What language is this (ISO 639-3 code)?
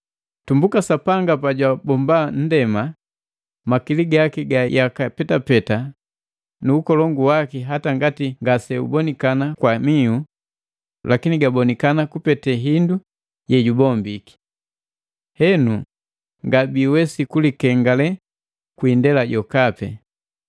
mgv